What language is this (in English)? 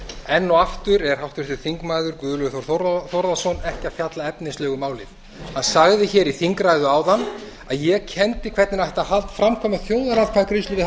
Icelandic